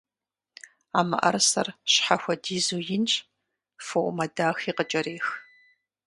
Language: Kabardian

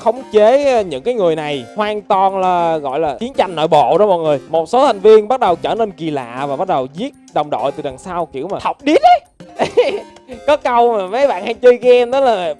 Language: Vietnamese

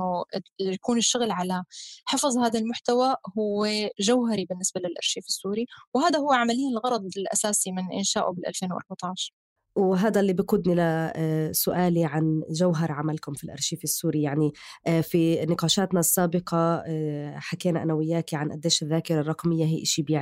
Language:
Arabic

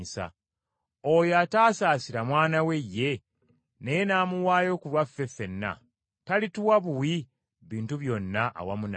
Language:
Ganda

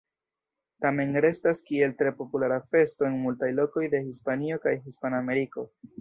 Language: Esperanto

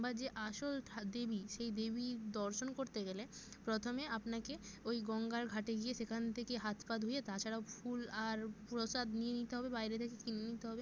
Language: Bangla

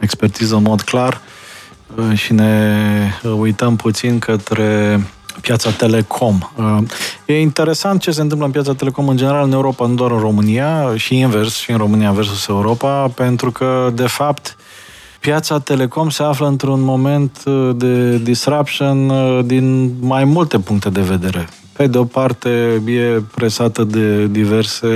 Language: Romanian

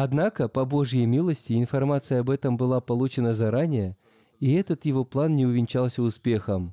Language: Russian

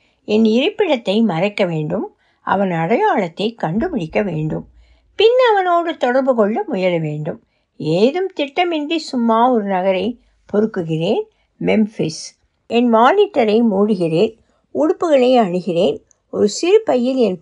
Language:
Tamil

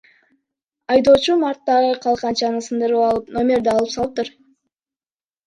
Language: Kyrgyz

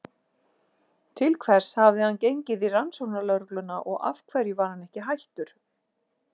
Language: Icelandic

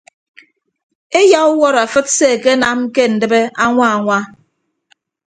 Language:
Ibibio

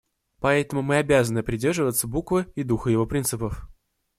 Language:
Russian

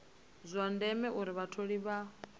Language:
Venda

